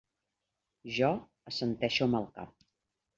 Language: Catalan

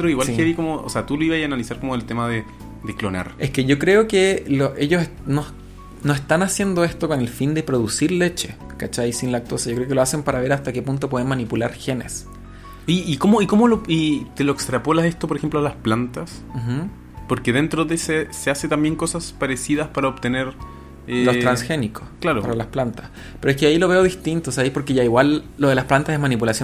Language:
Spanish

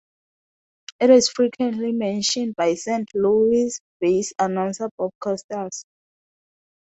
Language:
English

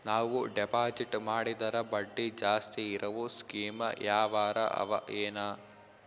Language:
Kannada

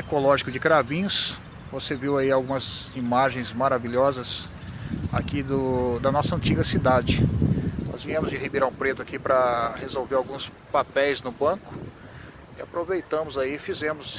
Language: Portuguese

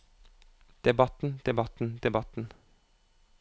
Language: Norwegian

